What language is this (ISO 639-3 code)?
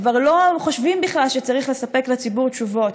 heb